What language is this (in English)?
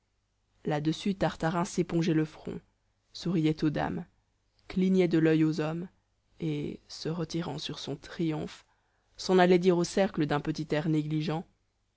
French